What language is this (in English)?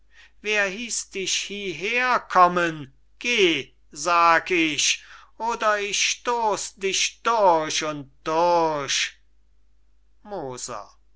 German